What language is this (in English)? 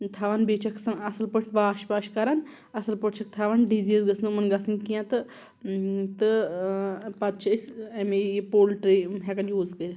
Kashmiri